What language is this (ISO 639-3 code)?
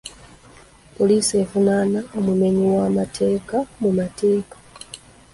lug